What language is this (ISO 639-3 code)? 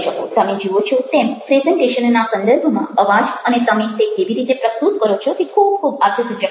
guj